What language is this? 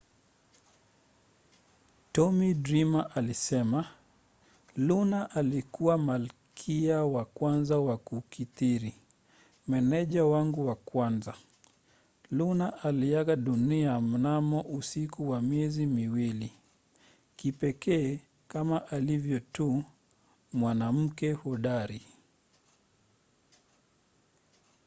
Swahili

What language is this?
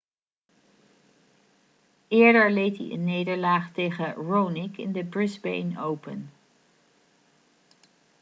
Dutch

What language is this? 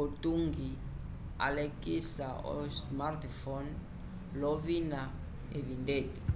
Umbundu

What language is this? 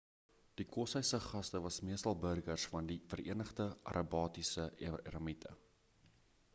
Afrikaans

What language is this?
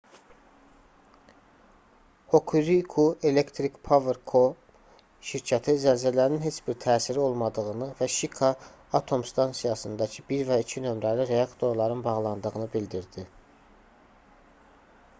Azerbaijani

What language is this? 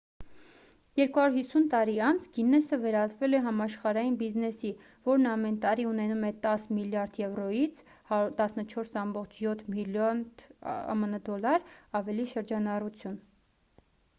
Armenian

